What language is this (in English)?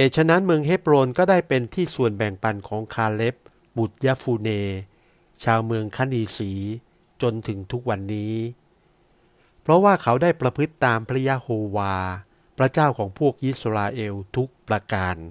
Thai